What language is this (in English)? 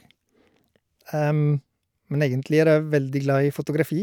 Norwegian